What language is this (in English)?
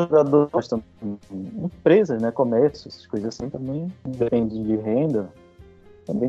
Portuguese